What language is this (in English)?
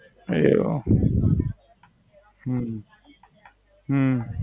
Gujarati